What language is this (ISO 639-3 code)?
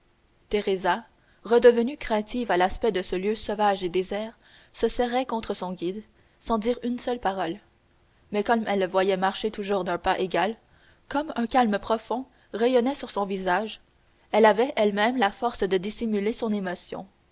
fra